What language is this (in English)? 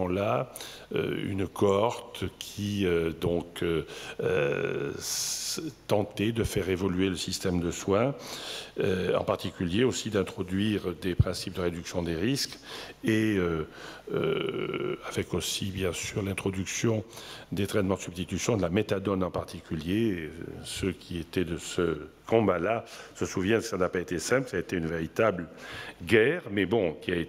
French